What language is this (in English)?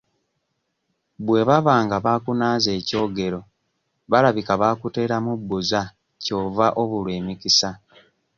Ganda